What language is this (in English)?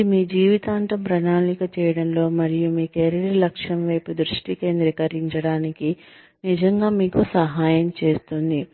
Telugu